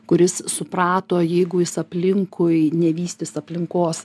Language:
Lithuanian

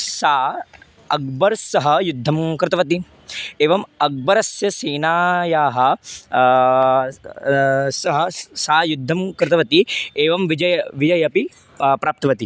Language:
Sanskrit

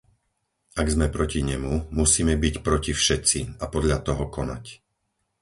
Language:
Slovak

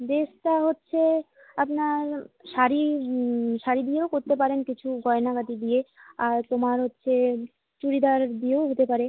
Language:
Bangla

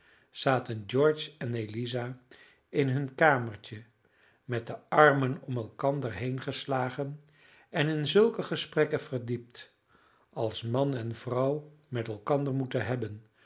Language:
Dutch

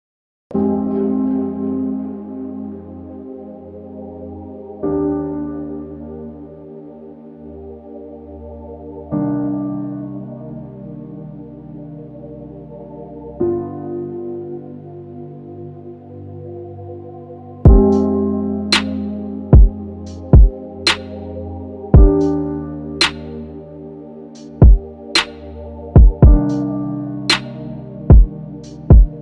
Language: English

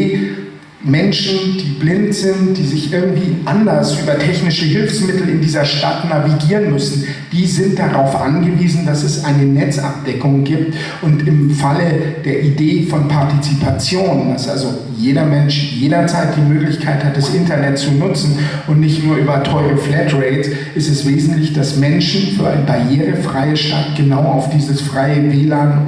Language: German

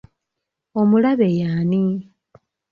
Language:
Ganda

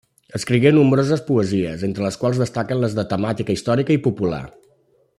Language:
Catalan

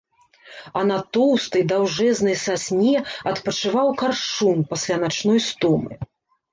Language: Belarusian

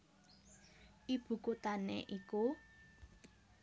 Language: Javanese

